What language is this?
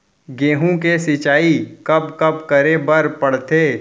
Chhattisgarhi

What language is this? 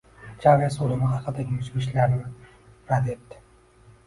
Uzbek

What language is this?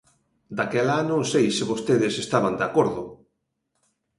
Galician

